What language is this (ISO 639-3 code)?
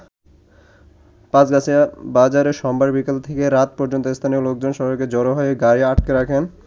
ben